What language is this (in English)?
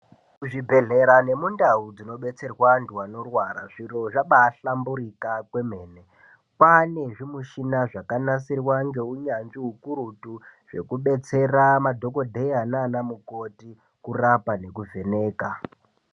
Ndau